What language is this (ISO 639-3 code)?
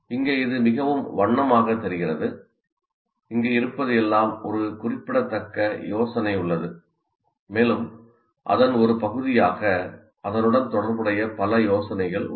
tam